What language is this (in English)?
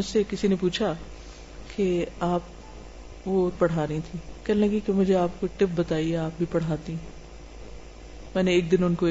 Urdu